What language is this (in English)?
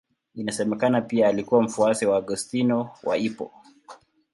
Swahili